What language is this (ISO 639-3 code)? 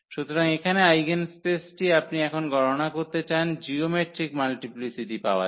ben